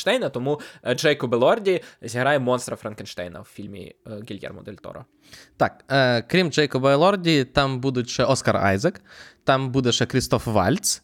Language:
Ukrainian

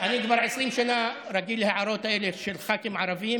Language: Hebrew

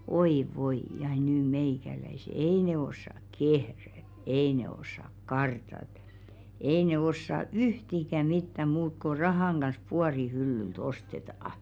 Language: Finnish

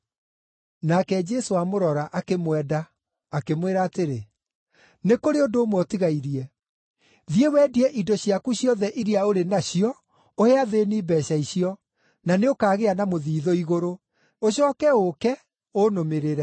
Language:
Kikuyu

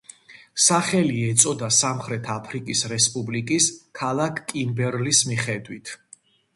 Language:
Georgian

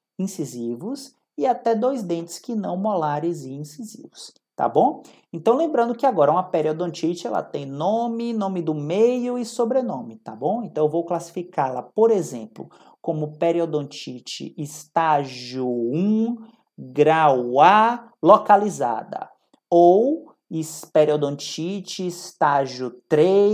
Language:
Portuguese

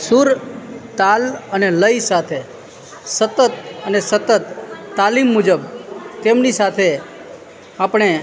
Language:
Gujarati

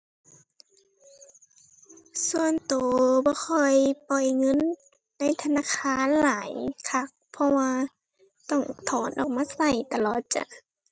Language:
Thai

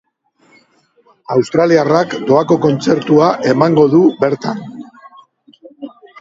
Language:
Basque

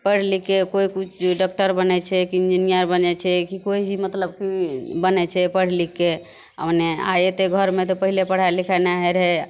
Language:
Maithili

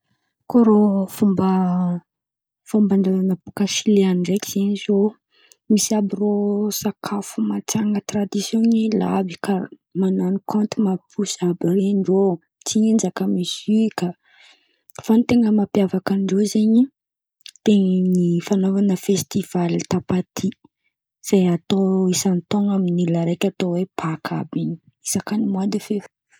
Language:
Antankarana Malagasy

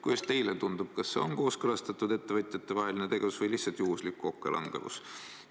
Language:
Estonian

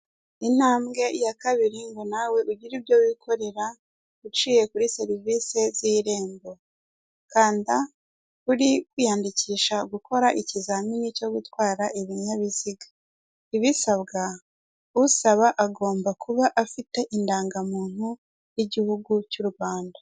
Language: Kinyarwanda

